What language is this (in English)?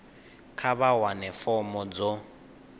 Venda